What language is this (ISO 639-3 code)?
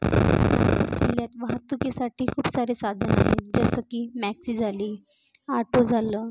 mar